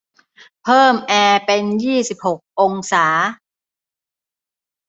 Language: Thai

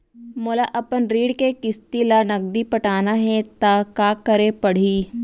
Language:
Chhattisgarhi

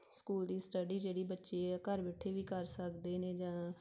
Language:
Punjabi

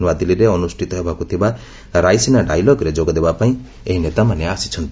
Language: Odia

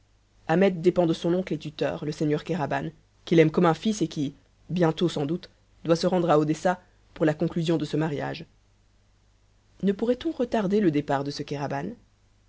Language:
French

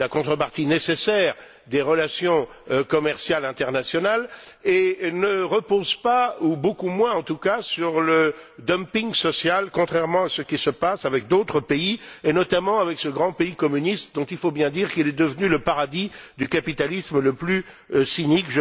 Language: French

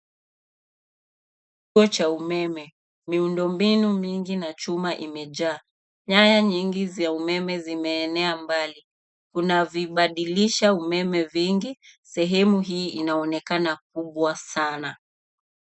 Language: Swahili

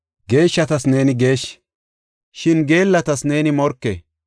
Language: Gofa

